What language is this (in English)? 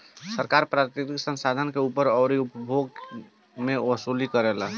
Bhojpuri